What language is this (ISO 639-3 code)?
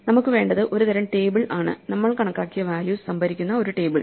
mal